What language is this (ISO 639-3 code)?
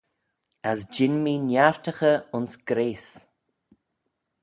glv